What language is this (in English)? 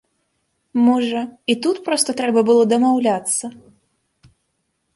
Belarusian